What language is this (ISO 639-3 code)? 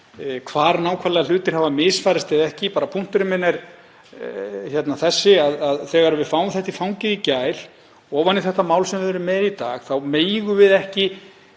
isl